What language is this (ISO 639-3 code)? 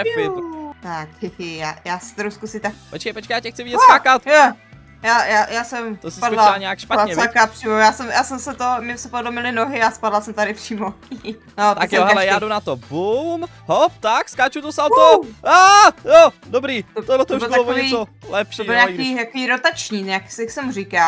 ces